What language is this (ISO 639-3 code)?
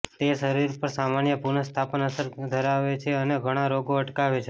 guj